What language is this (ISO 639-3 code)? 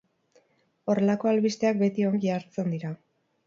eus